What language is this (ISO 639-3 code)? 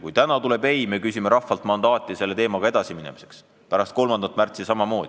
est